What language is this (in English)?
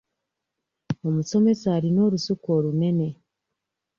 Ganda